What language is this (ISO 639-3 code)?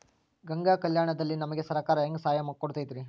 kan